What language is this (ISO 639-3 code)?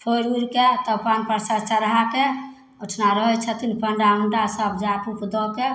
mai